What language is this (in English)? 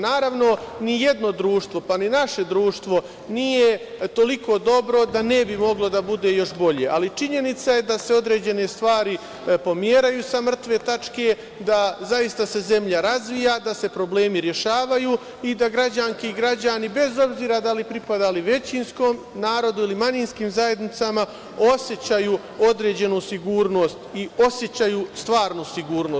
Serbian